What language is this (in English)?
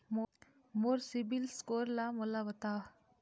Chhattisgarhi